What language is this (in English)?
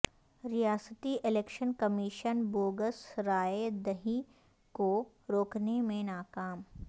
Urdu